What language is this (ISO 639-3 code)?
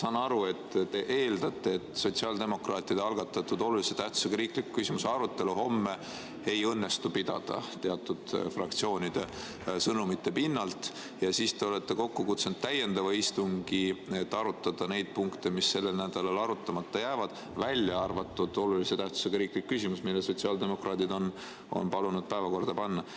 est